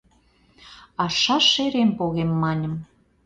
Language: Mari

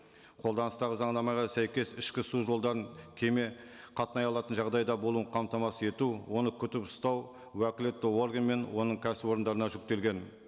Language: Kazakh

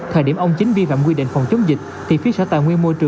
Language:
Vietnamese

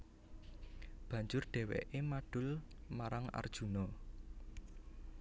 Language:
Javanese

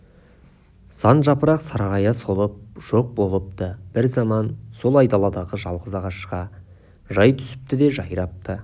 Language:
Kazakh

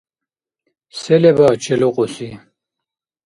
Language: Dargwa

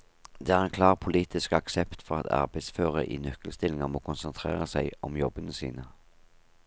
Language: Norwegian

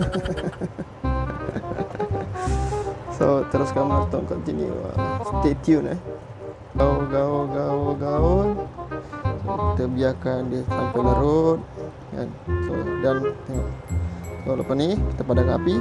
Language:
Malay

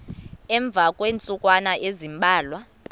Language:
Xhosa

